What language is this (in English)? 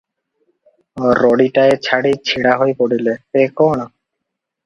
Odia